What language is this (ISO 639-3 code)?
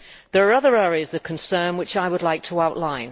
eng